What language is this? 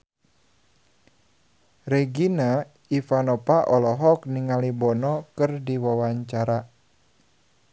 Sundanese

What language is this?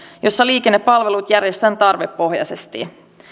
Finnish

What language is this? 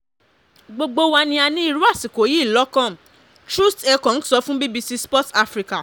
Yoruba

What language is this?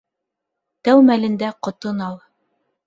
Bashkir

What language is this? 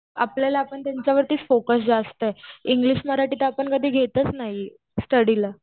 Marathi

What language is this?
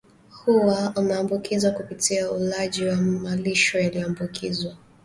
Swahili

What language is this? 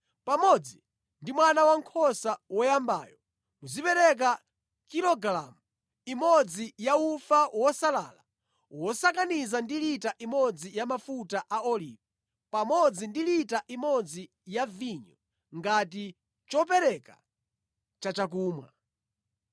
Nyanja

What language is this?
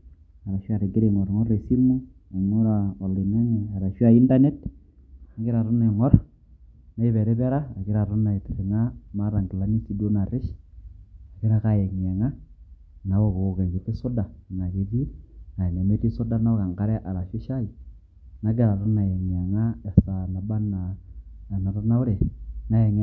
Masai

